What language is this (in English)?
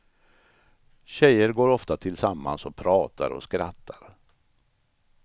Swedish